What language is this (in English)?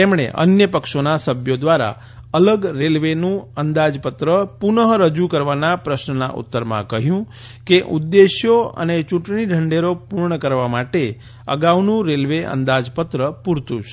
Gujarati